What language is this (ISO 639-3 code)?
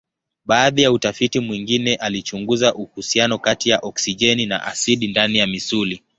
swa